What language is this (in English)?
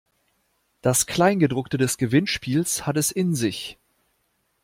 German